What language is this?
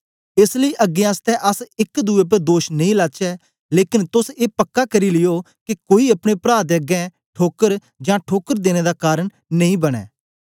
Dogri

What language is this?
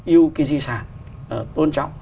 Vietnamese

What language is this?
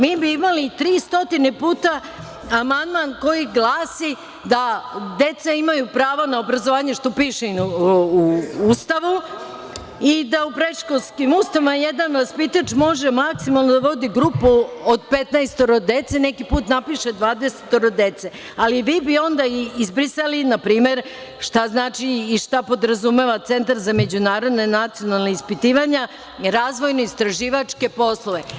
Serbian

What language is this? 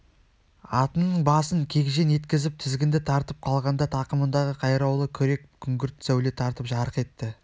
Kazakh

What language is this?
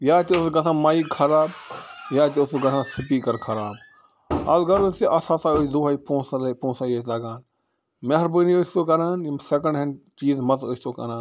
Kashmiri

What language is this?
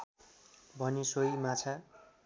Nepali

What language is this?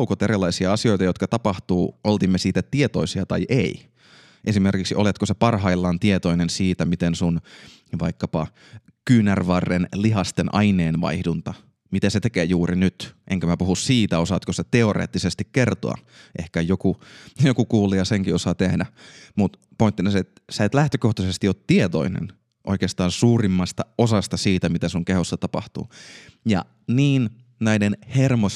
Finnish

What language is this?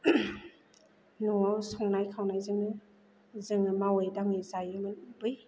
Bodo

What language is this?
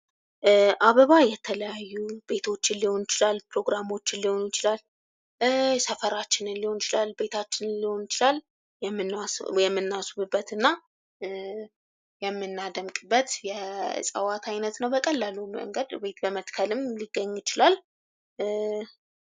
Amharic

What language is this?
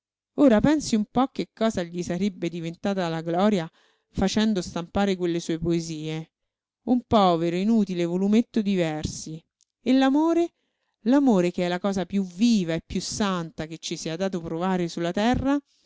Italian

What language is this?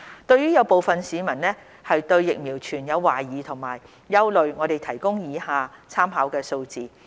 Cantonese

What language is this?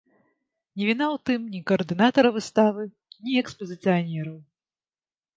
Belarusian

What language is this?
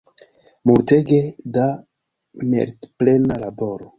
Esperanto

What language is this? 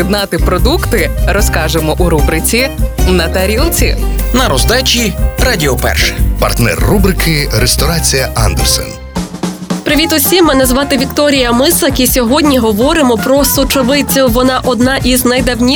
Ukrainian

